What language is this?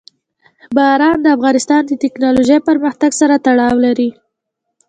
Pashto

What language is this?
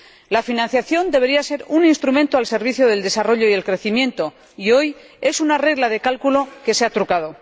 Spanish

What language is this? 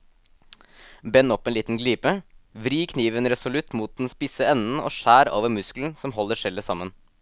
Norwegian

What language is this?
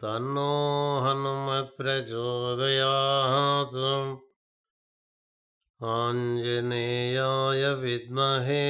Telugu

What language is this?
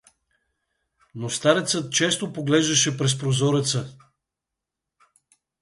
Bulgarian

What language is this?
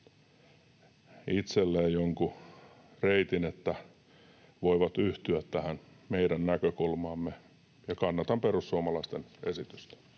Finnish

